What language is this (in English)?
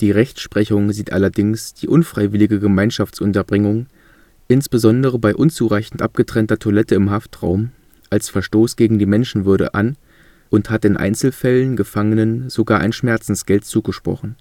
German